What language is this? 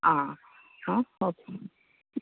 Konkani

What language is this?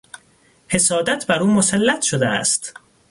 Persian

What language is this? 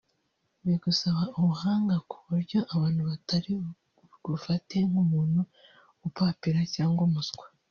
Kinyarwanda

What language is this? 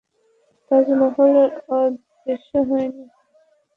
Bangla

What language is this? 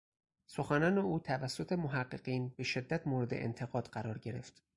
Persian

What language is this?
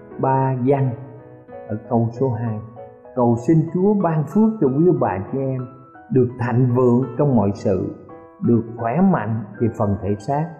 Vietnamese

